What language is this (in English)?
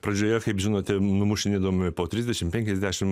Lithuanian